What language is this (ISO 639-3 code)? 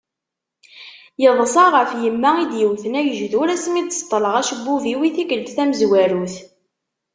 kab